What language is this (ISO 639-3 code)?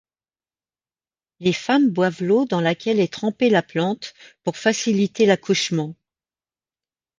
fra